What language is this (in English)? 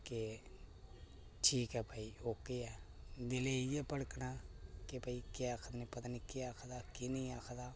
Dogri